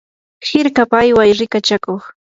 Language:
Yanahuanca Pasco Quechua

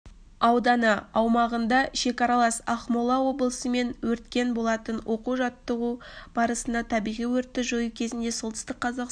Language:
Kazakh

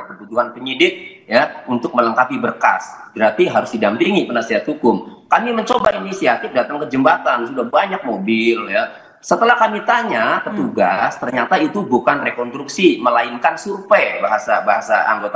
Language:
Indonesian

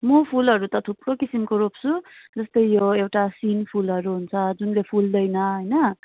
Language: Nepali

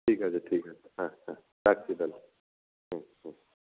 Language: Bangla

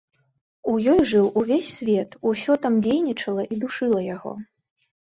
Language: Belarusian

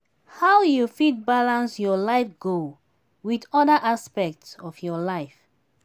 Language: Nigerian Pidgin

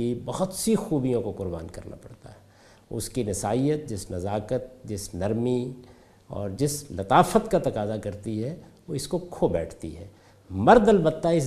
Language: Urdu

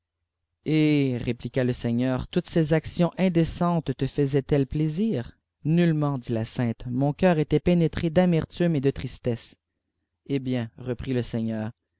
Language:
French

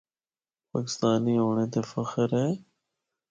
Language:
Northern Hindko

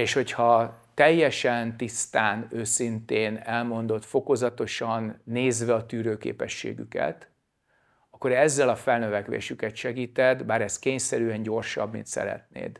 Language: Hungarian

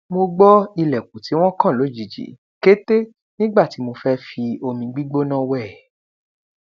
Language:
Yoruba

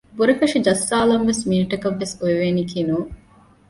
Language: Divehi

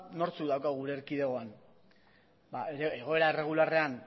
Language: Basque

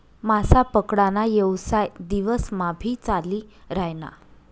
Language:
Marathi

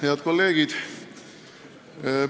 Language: Estonian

